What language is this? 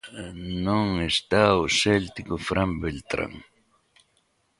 Galician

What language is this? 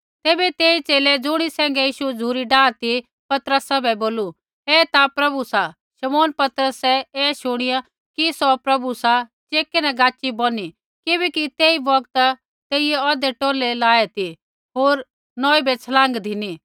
Kullu Pahari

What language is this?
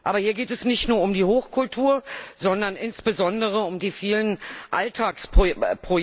German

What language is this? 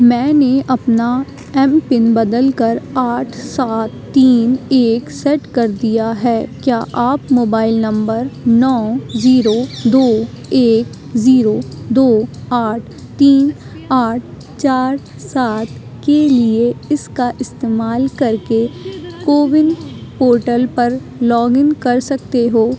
Urdu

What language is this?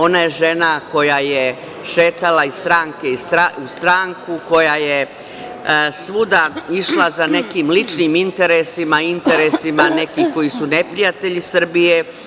Serbian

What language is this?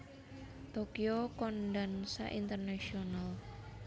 Javanese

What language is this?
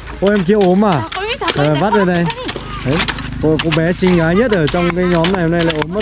Vietnamese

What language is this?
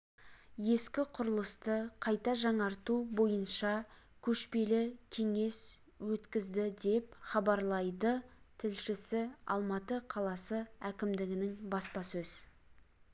Kazakh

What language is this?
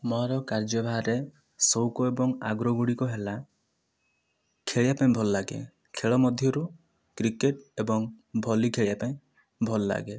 Odia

